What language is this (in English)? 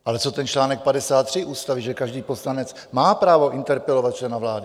Czech